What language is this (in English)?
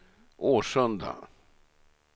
Swedish